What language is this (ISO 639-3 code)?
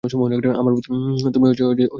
ben